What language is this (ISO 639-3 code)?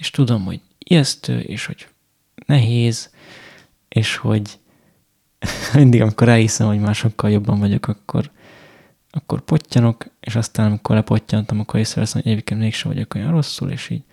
hun